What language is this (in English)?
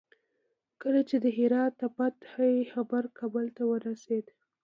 Pashto